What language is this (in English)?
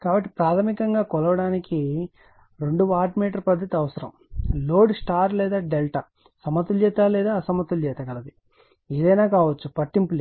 Telugu